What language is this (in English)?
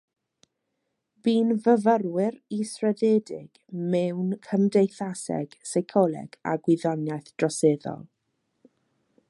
Welsh